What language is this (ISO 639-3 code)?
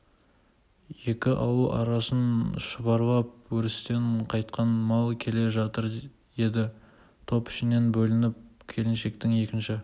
kaz